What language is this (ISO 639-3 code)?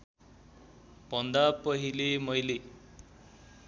nep